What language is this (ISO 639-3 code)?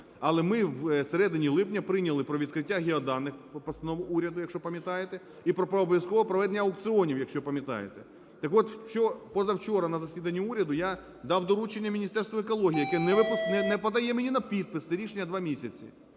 ukr